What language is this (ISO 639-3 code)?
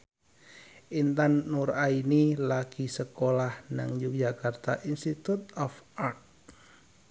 jav